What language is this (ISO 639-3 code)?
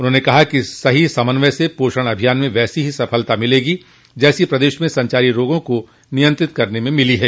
hin